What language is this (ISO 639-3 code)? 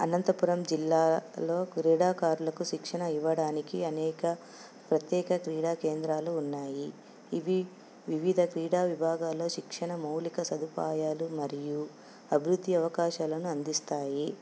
tel